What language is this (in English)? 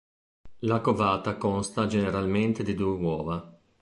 Italian